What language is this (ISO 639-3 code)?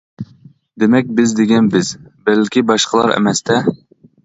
uig